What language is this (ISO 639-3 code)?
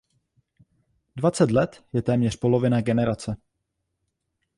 ces